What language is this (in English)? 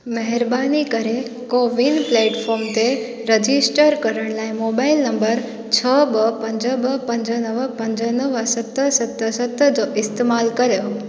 Sindhi